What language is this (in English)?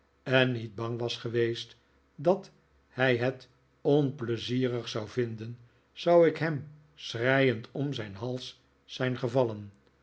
Dutch